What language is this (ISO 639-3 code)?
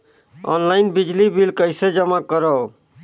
hne